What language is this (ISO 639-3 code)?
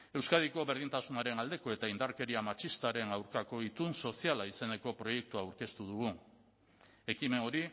eus